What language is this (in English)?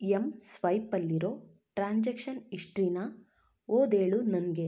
Kannada